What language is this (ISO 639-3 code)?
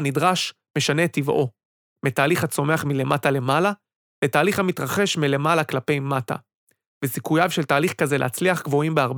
heb